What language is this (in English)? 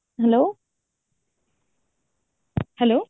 Odia